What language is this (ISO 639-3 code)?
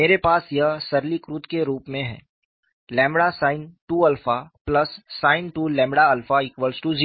hin